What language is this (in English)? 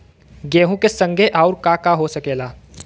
Bhojpuri